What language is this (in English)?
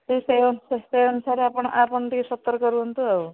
Odia